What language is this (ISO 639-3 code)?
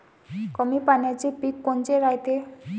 mar